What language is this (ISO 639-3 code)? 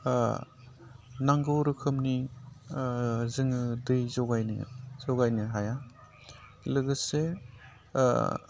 brx